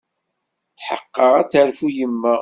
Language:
Kabyle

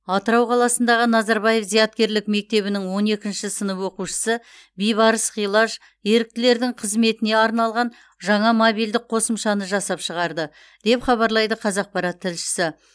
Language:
Kazakh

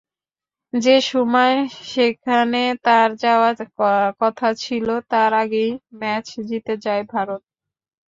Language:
Bangla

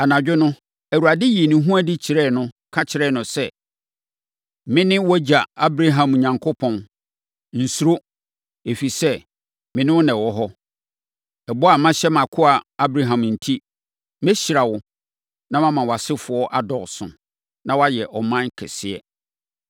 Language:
Akan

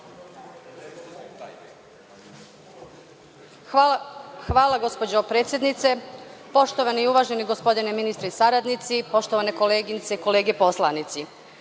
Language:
Serbian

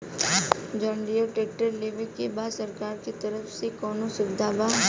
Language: Bhojpuri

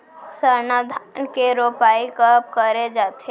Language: Chhattisgarhi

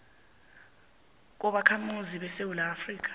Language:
South Ndebele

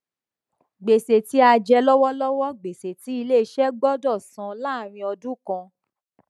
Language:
Yoruba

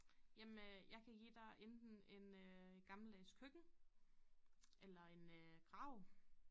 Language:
Danish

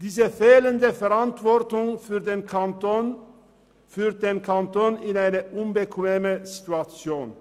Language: Swiss German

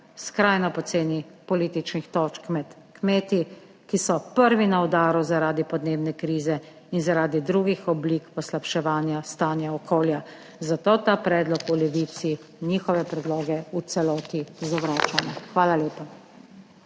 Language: Slovenian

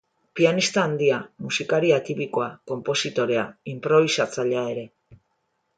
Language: Basque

